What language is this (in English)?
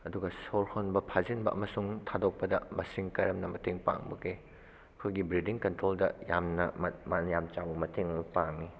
Manipuri